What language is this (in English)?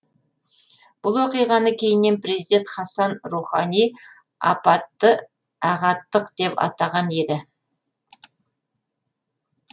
Kazakh